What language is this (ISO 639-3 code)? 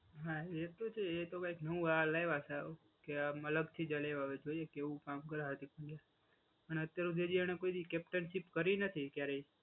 guj